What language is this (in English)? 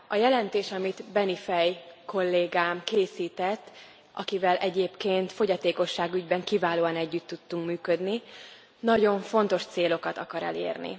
Hungarian